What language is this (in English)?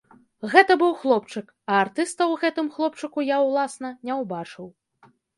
Belarusian